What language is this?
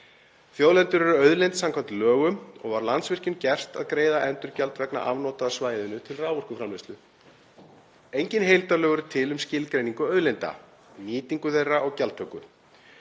Icelandic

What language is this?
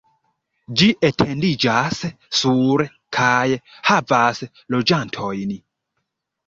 Esperanto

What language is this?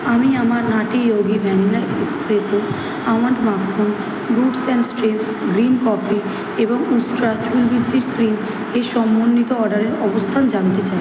Bangla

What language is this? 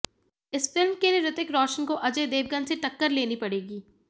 Hindi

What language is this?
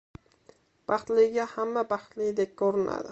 Uzbek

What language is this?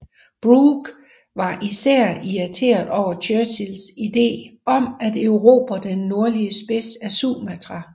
Danish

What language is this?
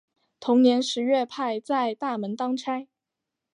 Chinese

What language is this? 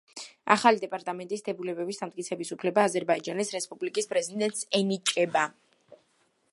Georgian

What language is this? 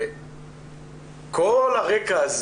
Hebrew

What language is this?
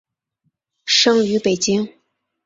Chinese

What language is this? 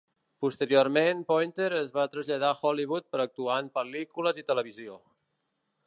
Catalan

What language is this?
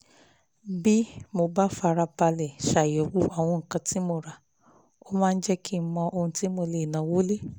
Yoruba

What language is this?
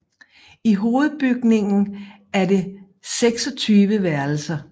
Danish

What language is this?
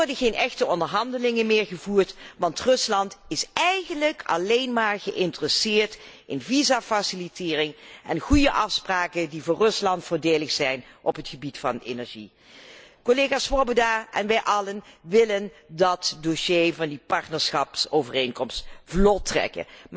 Dutch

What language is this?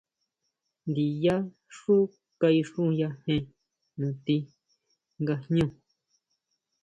Huautla Mazatec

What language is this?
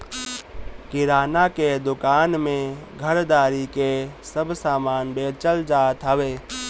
Bhojpuri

